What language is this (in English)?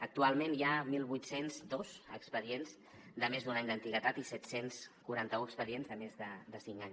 Catalan